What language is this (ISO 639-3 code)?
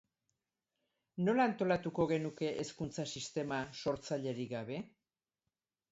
eus